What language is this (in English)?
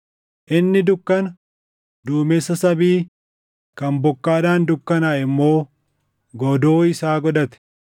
Oromo